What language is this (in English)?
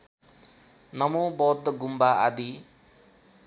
Nepali